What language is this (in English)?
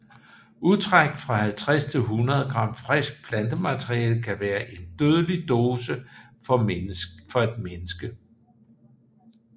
Danish